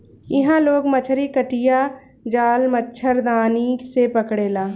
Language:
Bhojpuri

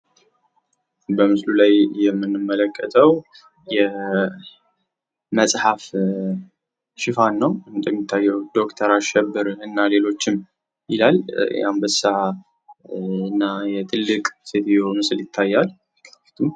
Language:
Amharic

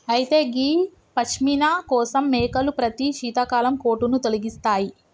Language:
Telugu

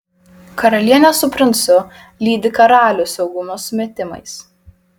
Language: Lithuanian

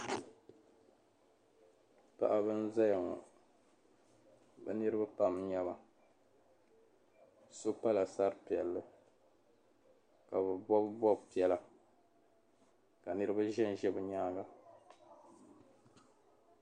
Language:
Dagbani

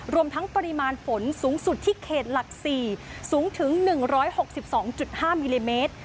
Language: Thai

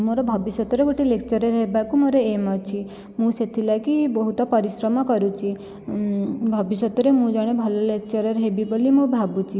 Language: Odia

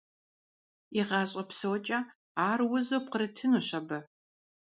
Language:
Kabardian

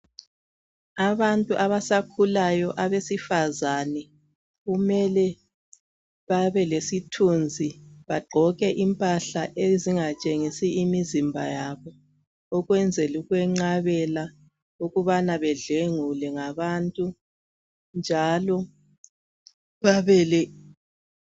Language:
North Ndebele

